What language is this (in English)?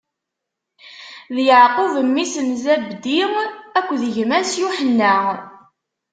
Kabyle